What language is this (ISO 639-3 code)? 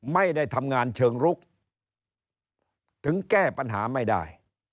tha